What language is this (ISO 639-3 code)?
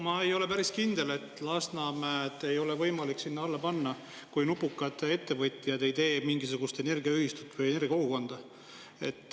est